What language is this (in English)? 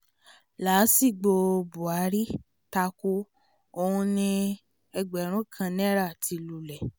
Yoruba